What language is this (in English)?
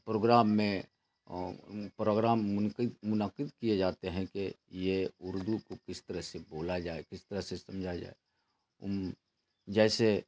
Urdu